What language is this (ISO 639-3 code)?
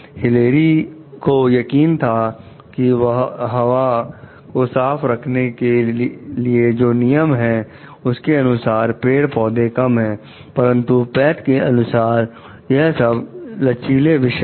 hin